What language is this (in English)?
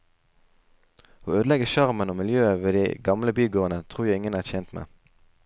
Norwegian